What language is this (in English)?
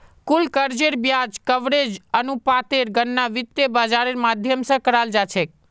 Magahi